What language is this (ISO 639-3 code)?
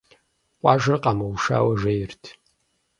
kbd